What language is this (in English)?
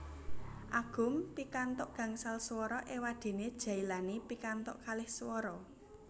Javanese